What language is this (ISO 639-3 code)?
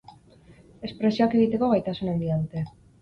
eus